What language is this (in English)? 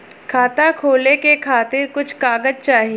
Bhojpuri